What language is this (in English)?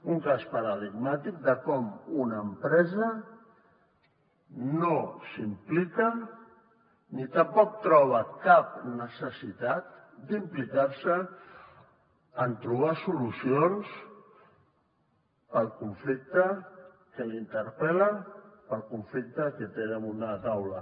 Catalan